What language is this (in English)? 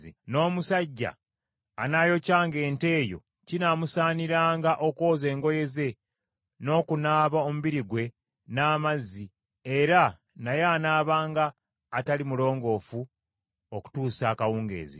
Ganda